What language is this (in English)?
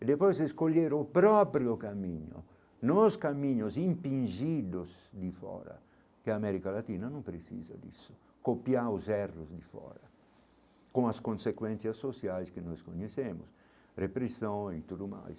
Portuguese